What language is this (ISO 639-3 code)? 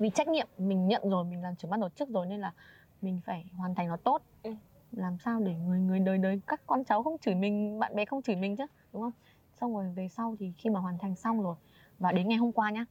vie